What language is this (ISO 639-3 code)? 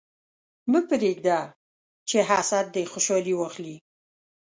pus